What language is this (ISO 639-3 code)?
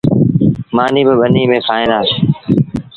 sbn